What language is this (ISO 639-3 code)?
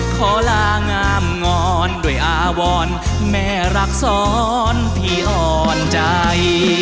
tha